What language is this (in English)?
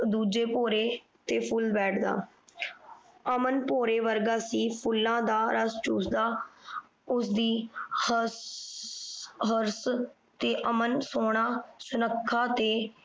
Punjabi